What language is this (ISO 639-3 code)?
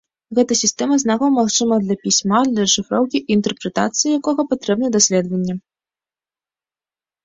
bel